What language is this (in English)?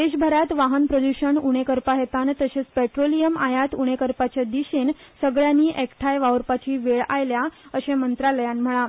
Konkani